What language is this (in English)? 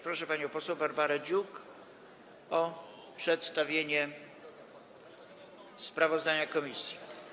Polish